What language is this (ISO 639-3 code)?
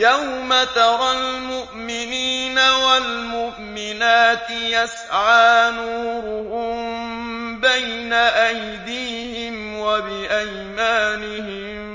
ara